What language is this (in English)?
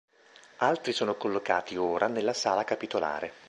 Italian